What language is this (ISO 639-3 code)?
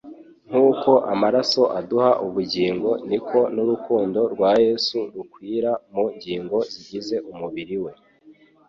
kin